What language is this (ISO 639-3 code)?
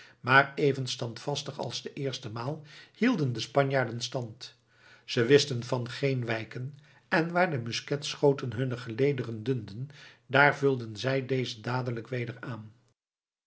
nld